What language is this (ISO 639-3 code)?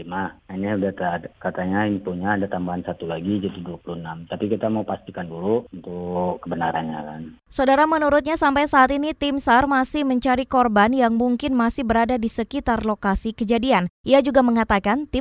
ind